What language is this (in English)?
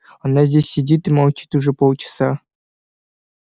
Russian